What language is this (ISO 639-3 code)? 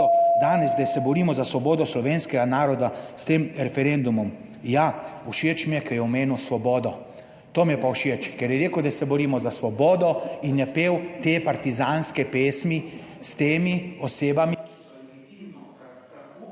slv